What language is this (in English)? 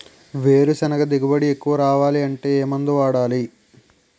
Telugu